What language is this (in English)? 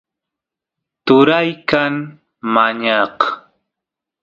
Santiago del Estero Quichua